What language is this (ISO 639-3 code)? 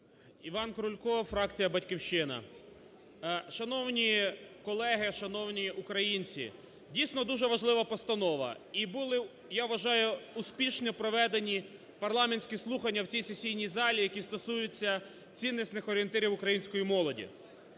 ukr